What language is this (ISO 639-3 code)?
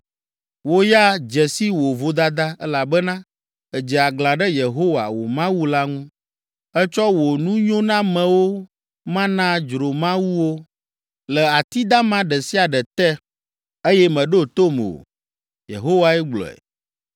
ewe